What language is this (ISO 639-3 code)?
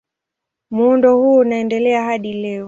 swa